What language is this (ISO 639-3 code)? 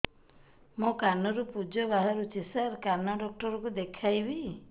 ori